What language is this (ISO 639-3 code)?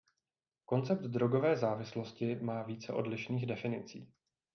ces